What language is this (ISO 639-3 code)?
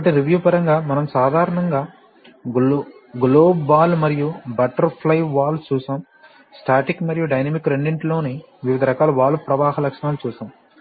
tel